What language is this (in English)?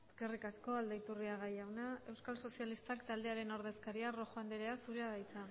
Basque